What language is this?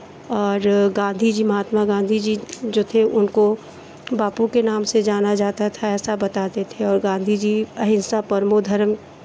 Hindi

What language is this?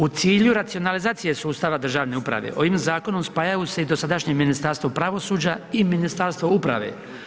Croatian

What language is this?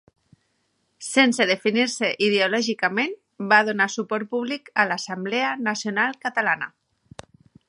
Catalan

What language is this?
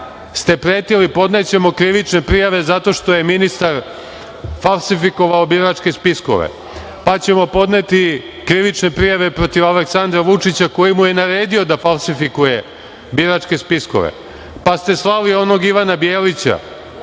Serbian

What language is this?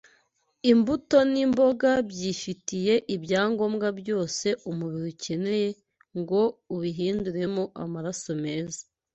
Kinyarwanda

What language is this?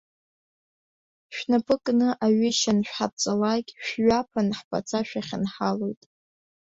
Abkhazian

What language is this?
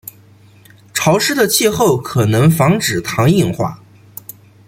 Chinese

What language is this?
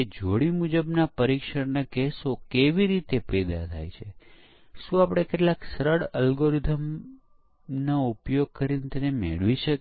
Gujarati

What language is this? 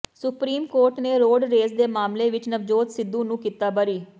Punjabi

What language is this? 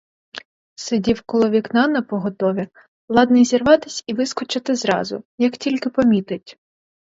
Ukrainian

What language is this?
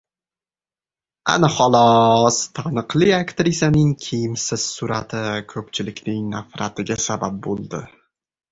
Uzbek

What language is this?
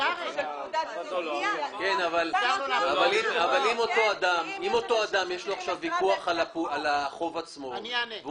Hebrew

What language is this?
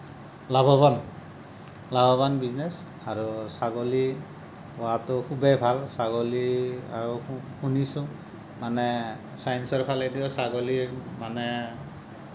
Assamese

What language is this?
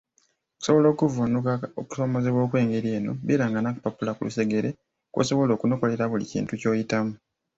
Ganda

